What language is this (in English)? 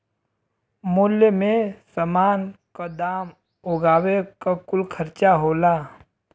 Bhojpuri